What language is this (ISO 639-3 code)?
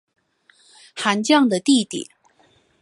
zho